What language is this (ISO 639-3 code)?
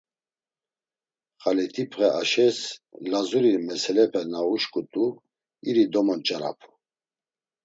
lzz